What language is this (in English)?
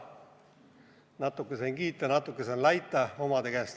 Estonian